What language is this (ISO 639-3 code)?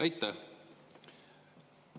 est